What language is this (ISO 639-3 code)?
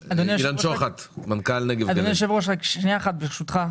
heb